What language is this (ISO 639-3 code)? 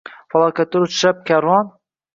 uzb